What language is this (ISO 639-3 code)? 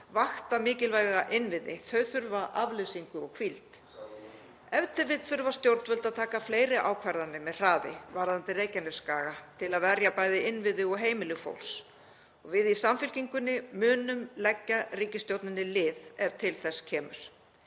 isl